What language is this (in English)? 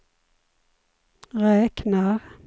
Swedish